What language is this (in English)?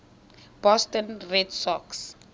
Tswana